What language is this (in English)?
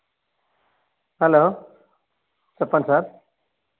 Telugu